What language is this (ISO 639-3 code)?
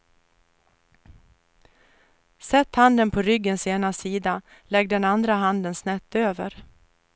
swe